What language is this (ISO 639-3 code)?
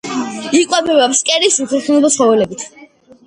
kat